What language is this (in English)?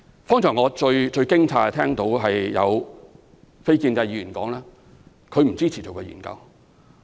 Cantonese